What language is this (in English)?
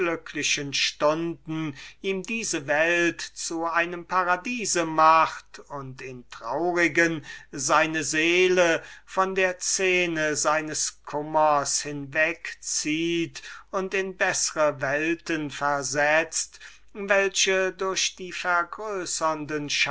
German